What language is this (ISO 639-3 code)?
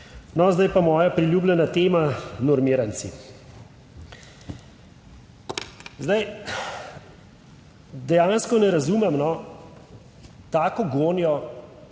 slv